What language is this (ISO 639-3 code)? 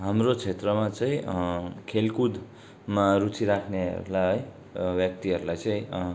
nep